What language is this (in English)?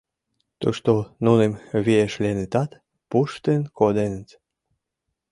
Mari